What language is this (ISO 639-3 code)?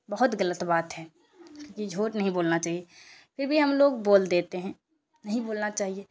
urd